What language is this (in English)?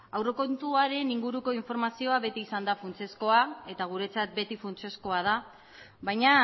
Basque